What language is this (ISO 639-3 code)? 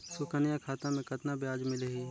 hne